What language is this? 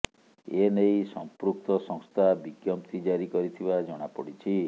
Odia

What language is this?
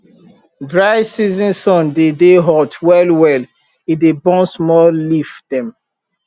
Nigerian Pidgin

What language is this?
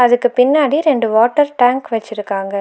Tamil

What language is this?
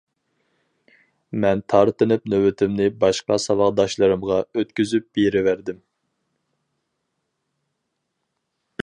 Uyghur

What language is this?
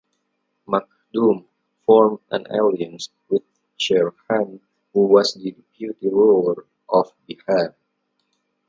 English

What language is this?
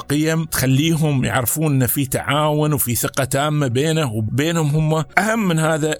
Arabic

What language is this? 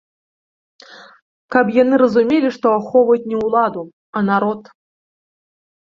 Belarusian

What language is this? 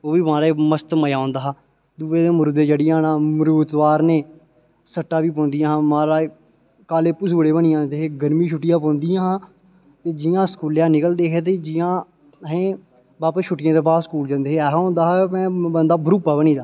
Dogri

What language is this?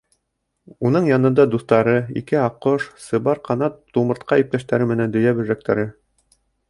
Bashkir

